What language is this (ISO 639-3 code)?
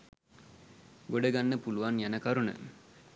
sin